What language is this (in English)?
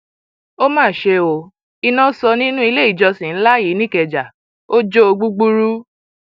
Yoruba